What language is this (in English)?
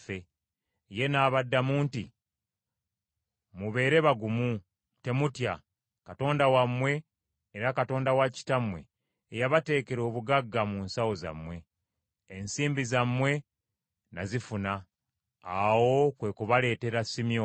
Ganda